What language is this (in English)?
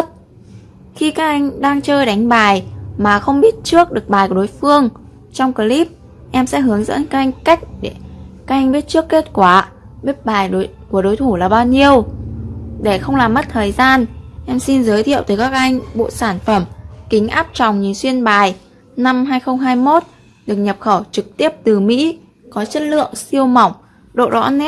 Vietnamese